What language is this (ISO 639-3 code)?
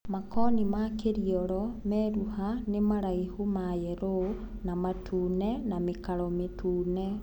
kik